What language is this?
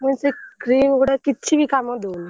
Odia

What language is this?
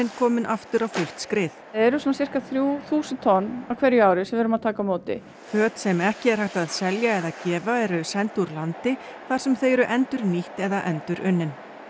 Icelandic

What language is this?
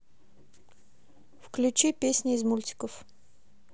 Russian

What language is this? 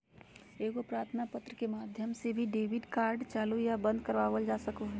Magahi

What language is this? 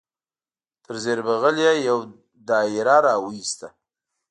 Pashto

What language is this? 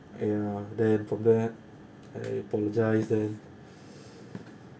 English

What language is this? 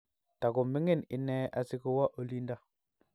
Kalenjin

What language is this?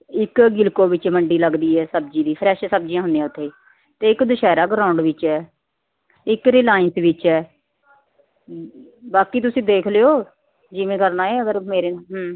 Punjabi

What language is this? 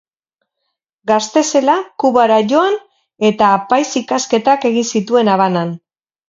Basque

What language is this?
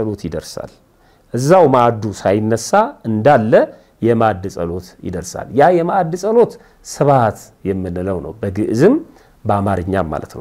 Arabic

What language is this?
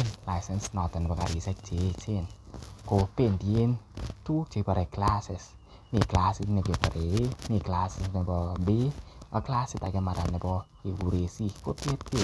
Kalenjin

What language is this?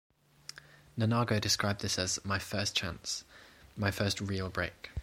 English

